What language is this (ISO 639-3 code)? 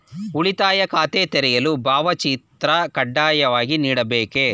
kan